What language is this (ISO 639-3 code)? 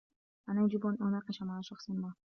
ara